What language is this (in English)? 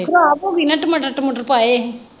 Punjabi